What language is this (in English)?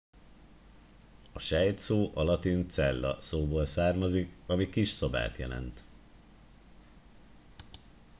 Hungarian